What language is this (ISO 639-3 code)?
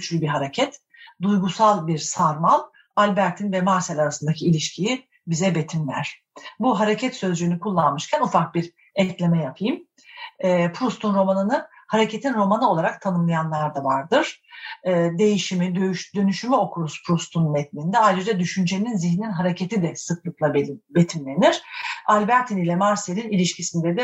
tur